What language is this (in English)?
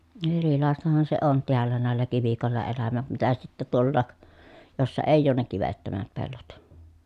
Finnish